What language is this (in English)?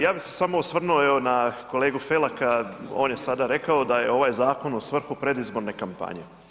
Croatian